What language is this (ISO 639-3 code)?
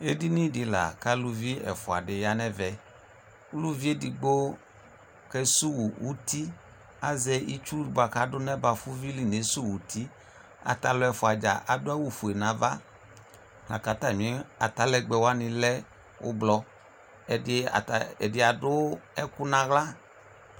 kpo